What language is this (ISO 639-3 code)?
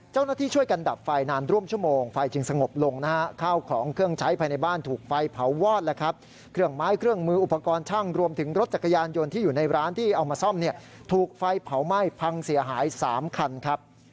tha